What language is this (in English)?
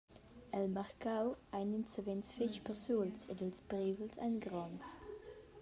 Romansh